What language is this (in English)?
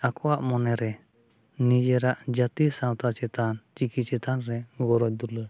Santali